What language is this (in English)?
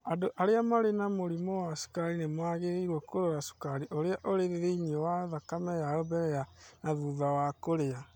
Kikuyu